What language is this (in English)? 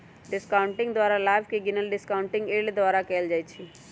Magahi